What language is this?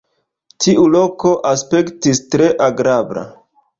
Esperanto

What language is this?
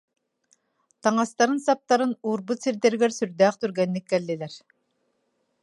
Yakut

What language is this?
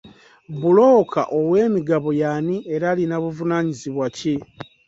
Ganda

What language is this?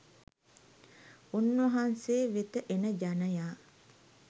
Sinhala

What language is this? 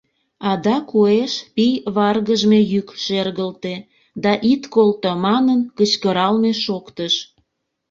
Mari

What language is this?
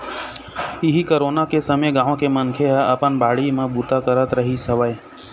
Chhattisgarhi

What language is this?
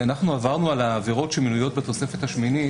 Hebrew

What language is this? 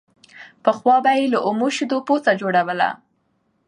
Pashto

